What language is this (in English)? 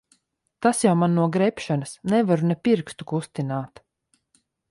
Latvian